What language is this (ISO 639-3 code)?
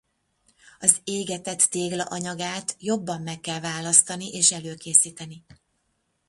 hun